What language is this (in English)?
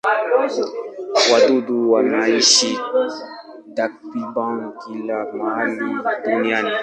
Swahili